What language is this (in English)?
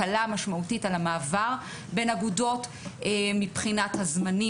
Hebrew